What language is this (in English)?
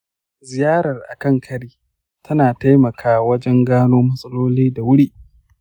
Hausa